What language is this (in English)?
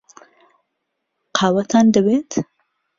Central Kurdish